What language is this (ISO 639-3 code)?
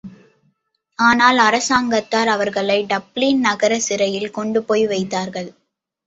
tam